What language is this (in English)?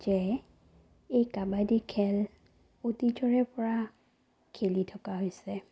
Assamese